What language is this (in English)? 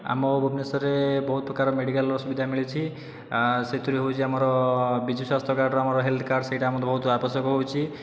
Odia